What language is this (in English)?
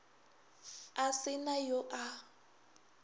Northern Sotho